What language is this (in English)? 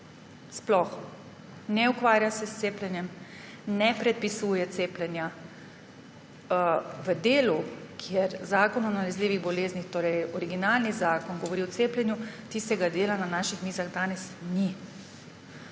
Slovenian